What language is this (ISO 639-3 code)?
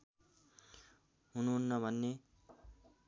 nep